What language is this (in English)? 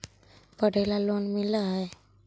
Magahi